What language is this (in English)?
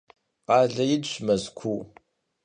Kabardian